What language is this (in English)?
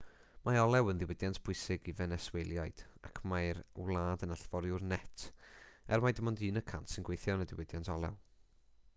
Welsh